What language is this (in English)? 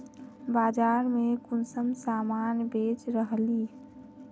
Magahi